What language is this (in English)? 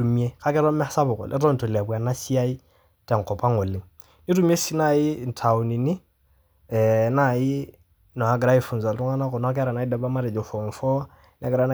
Masai